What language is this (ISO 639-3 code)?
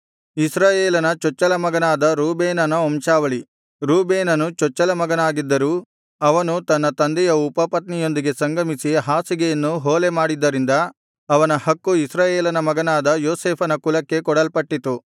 kan